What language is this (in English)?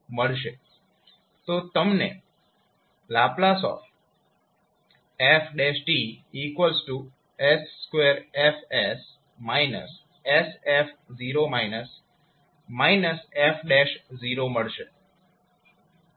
Gujarati